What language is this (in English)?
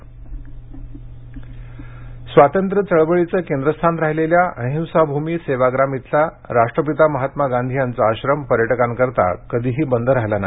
Marathi